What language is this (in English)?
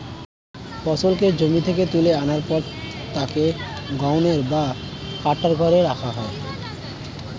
Bangla